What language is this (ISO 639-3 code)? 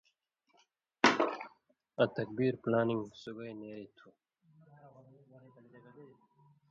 mvy